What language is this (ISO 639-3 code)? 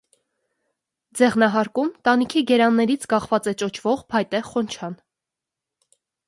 hye